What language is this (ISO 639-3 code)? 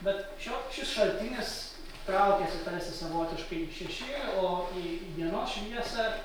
lit